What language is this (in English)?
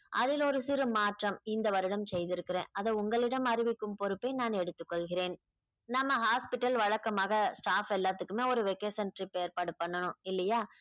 Tamil